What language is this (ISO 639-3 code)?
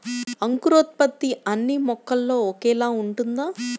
tel